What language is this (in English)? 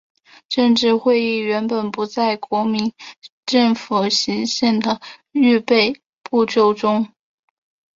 Chinese